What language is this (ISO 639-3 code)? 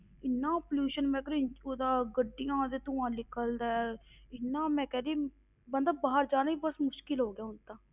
pan